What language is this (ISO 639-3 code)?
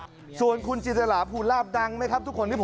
tha